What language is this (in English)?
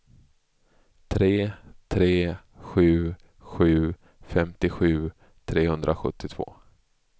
Swedish